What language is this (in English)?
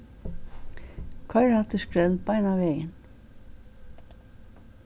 Faroese